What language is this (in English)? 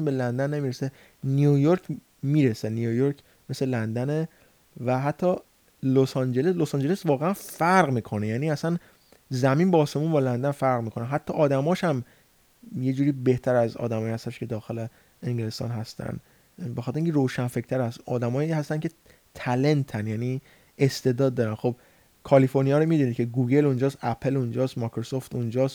Persian